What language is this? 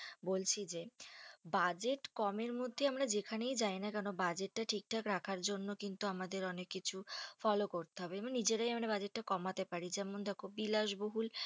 Bangla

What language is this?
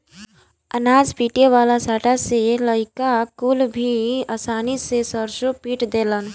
Bhojpuri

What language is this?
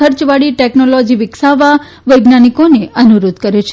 Gujarati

